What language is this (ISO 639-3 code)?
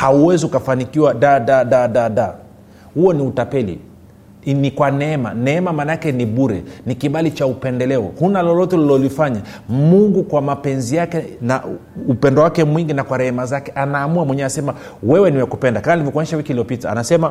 swa